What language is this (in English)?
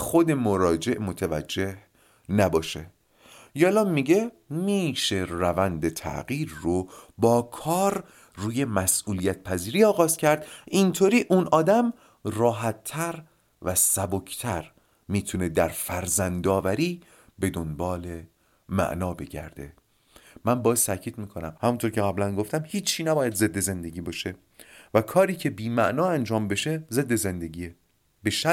Persian